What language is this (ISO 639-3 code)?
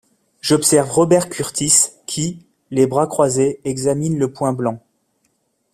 fra